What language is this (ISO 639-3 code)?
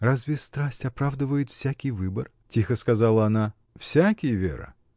rus